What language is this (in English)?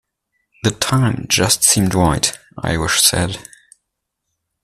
English